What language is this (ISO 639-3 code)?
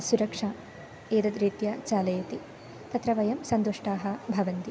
san